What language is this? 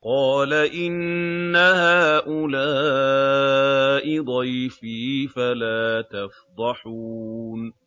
Arabic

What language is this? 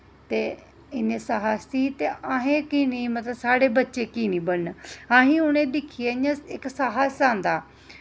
Dogri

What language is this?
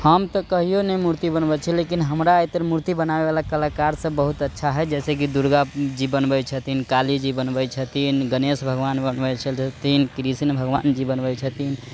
Maithili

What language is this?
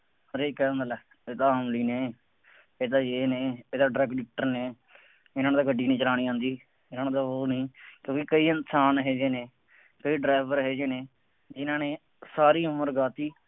Punjabi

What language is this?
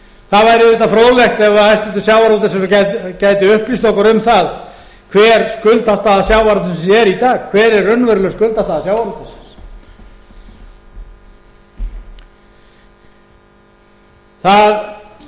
Icelandic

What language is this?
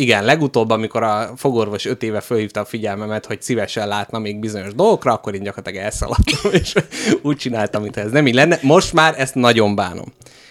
Hungarian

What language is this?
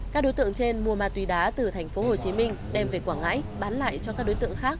Vietnamese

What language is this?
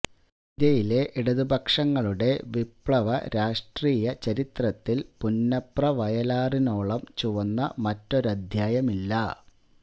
Malayalam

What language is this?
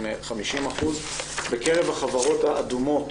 Hebrew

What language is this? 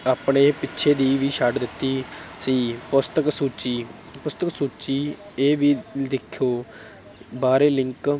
Punjabi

